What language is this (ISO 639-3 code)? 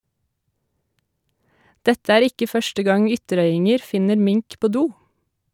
nor